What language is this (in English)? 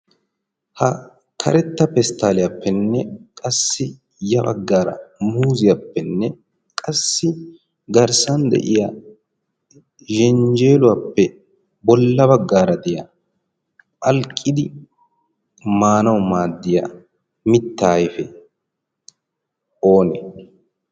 Wolaytta